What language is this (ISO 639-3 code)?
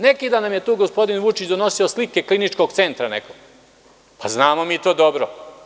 srp